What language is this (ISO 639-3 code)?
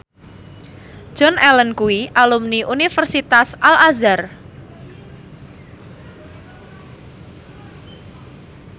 jav